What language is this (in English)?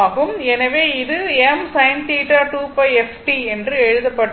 Tamil